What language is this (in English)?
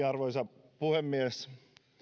Finnish